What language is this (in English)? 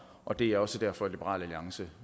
Danish